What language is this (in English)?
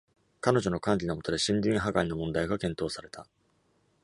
Japanese